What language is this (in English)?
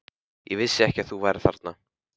Icelandic